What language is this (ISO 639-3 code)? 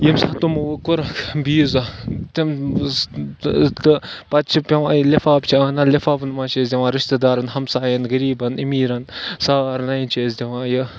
kas